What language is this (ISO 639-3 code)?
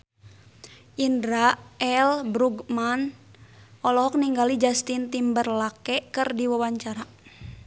sun